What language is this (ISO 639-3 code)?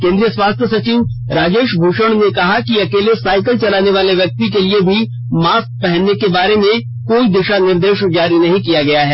hin